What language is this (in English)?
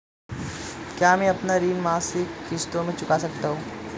Hindi